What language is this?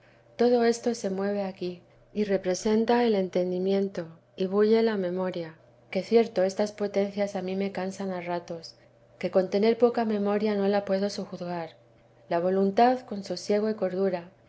Spanish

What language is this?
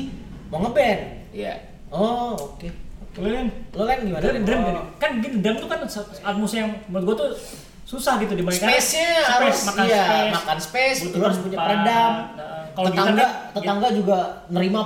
Indonesian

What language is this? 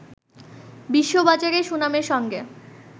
Bangla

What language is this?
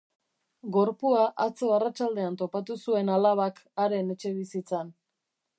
Basque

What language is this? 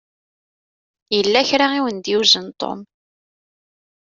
Kabyle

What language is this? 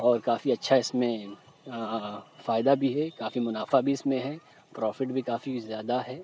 Urdu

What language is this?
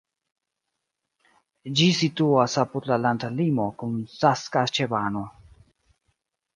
Esperanto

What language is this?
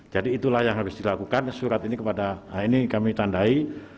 Indonesian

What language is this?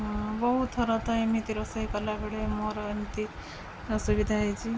Odia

